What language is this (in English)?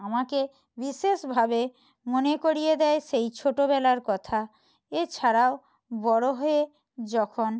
Bangla